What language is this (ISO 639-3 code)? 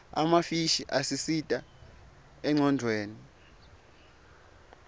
ssw